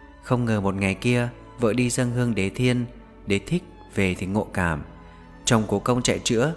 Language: Vietnamese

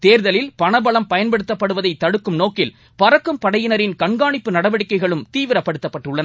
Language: Tamil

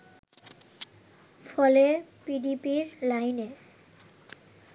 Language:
Bangla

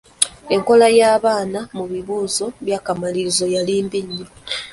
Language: Ganda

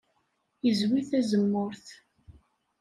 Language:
Kabyle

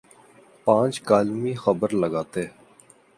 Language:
Urdu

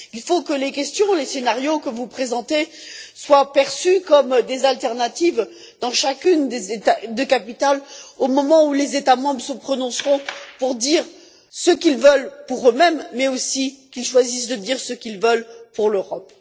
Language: French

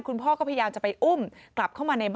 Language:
Thai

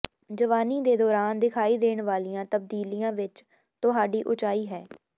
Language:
Punjabi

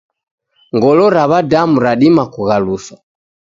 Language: Taita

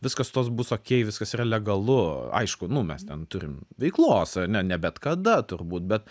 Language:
Lithuanian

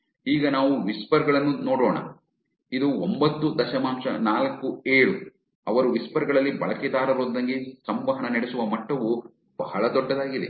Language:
Kannada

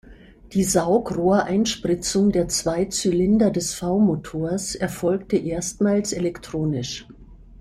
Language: German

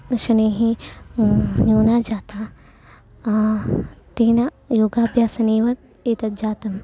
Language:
Sanskrit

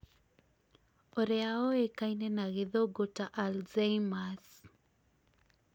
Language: Kikuyu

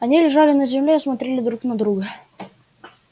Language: Russian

